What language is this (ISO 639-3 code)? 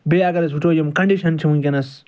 kas